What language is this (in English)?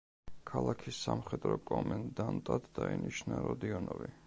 Georgian